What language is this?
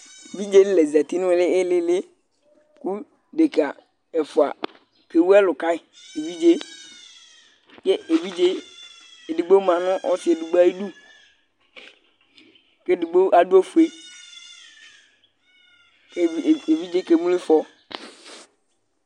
Ikposo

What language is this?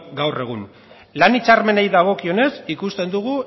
Basque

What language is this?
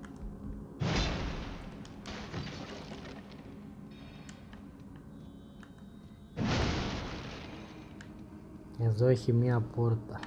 Greek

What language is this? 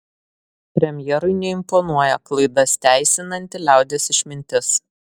Lithuanian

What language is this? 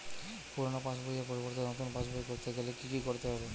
Bangla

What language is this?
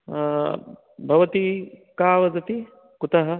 Sanskrit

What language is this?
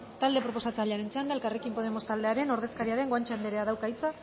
Basque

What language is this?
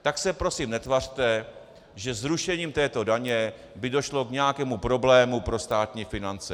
Czech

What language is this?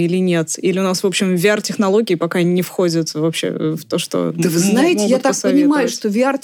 Russian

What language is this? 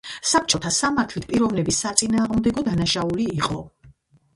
Georgian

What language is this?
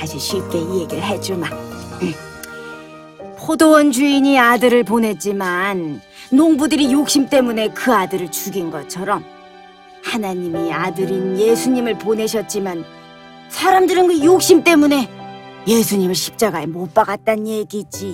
Korean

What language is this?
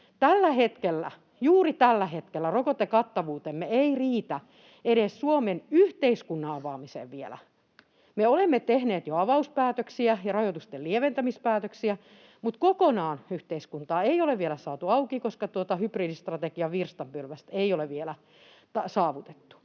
Finnish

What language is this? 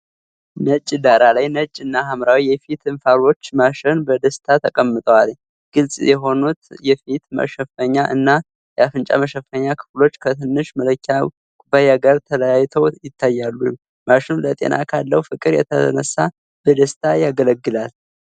Amharic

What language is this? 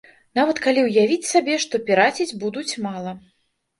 Belarusian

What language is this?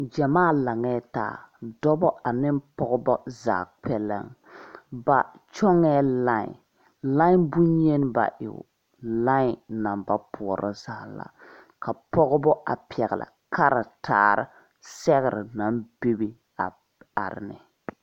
Southern Dagaare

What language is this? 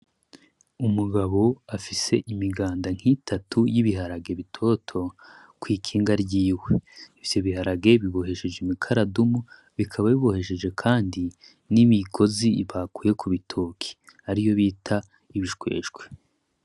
Rundi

